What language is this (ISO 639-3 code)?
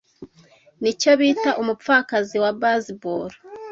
kin